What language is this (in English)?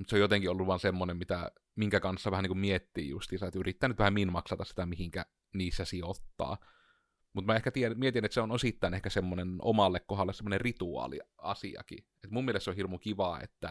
Finnish